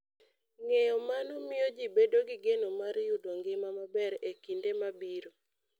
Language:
Luo (Kenya and Tanzania)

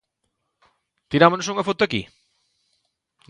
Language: Galician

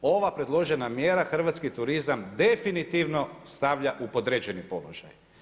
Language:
Croatian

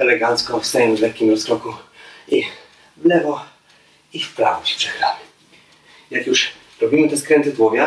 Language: Polish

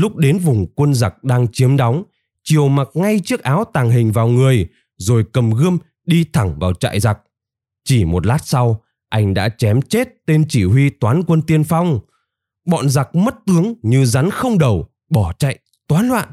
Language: Vietnamese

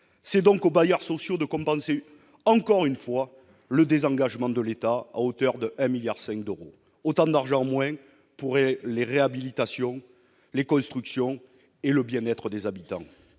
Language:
French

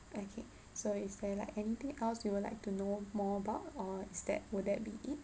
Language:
English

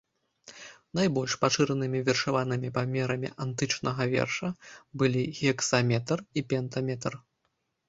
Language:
Belarusian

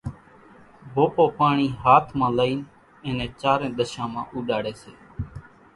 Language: Kachi Koli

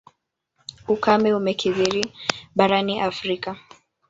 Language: Swahili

